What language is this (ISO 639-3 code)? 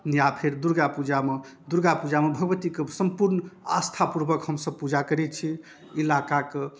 mai